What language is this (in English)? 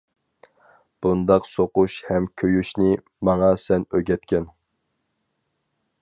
Uyghur